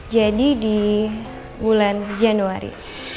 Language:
Indonesian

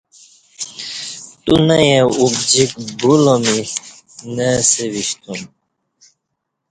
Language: Kati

